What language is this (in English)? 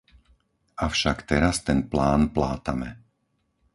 Slovak